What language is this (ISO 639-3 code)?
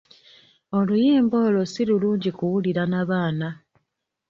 lug